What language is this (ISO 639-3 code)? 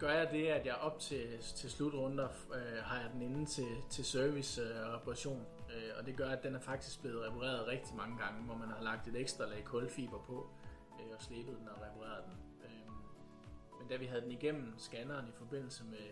dan